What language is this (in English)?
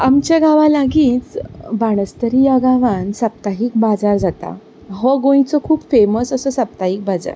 Konkani